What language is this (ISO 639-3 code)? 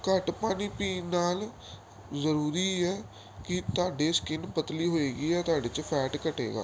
pan